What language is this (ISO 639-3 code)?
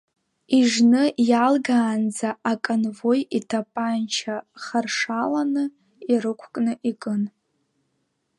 abk